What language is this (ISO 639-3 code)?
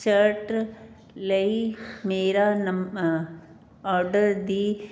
pan